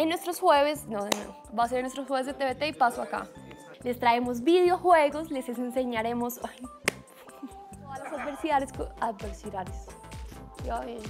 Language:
Spanish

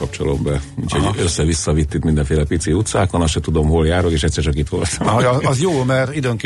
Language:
Hungarian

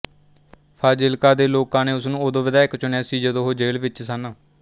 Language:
Punjabi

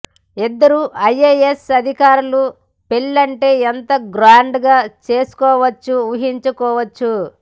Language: Telugu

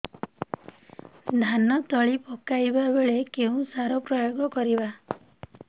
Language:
Odia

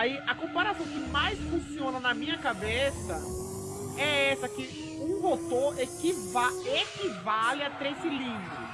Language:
Portuguese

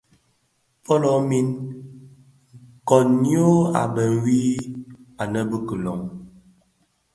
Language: Bafia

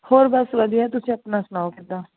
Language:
Punjabi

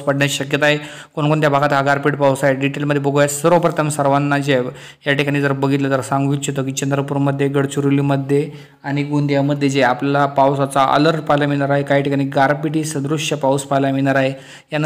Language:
Marathi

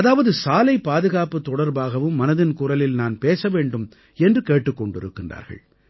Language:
Tamil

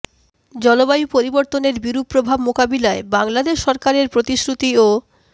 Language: Bangla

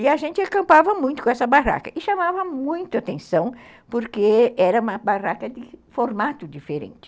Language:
Portuguese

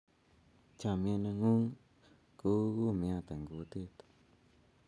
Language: Kalenjin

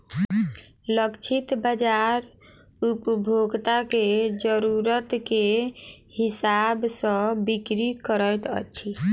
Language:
Maithili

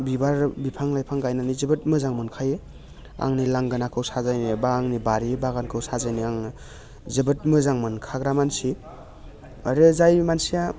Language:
Bodo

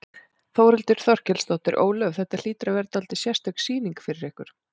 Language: Icelandic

